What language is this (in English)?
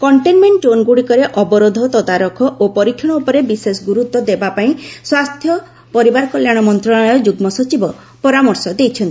Odia